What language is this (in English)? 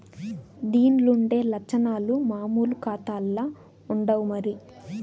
Telugu